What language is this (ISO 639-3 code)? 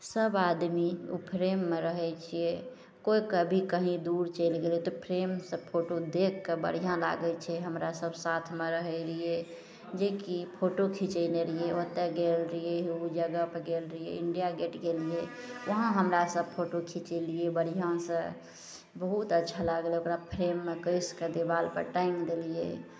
mai